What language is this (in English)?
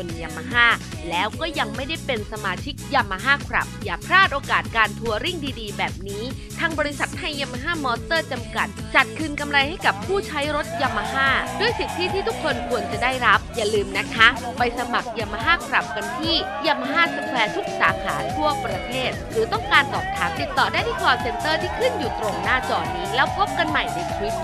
Thai